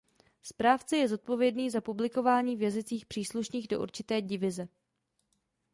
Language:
Czech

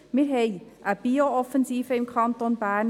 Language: Swiss German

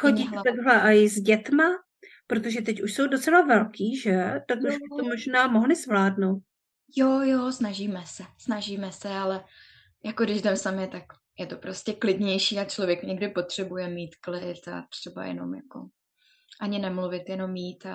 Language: Czech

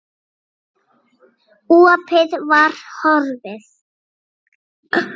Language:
Icelandic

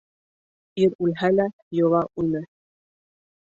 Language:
Bashkir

